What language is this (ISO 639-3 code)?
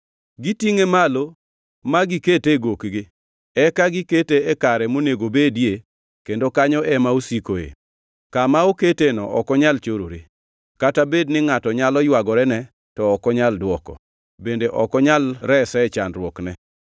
luo